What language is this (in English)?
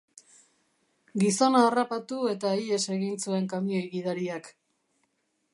Basque